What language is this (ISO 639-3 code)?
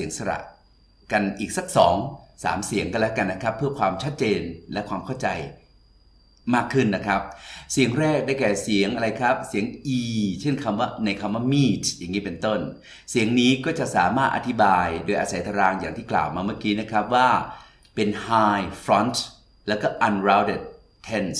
tha